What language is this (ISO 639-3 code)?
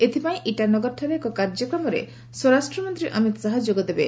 ori